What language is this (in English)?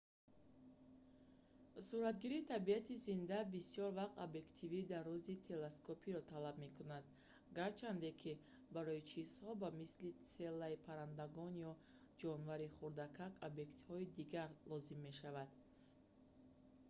Tajik